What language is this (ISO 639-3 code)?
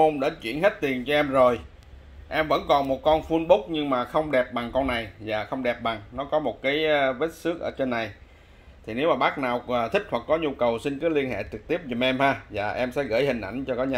vie